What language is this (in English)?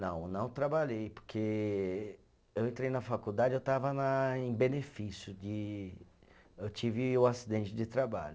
Portuguese